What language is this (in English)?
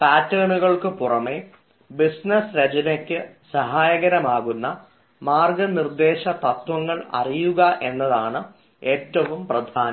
Malayalam